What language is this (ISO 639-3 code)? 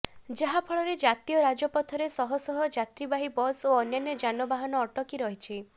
ori